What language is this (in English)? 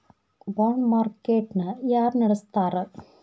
Kannada